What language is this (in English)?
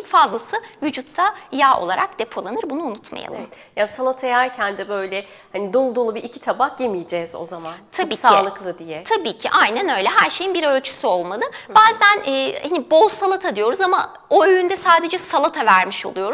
Turkish